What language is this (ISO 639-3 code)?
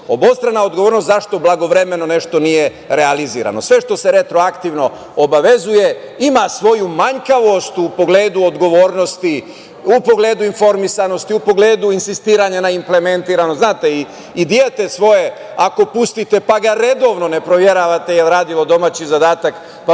srp